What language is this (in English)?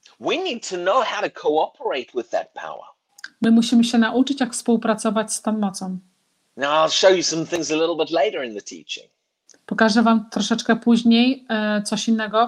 Polish